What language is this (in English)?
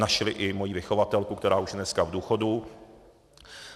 Czech